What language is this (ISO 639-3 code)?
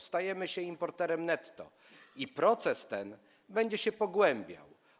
pol